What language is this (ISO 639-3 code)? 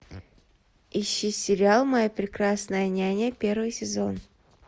rus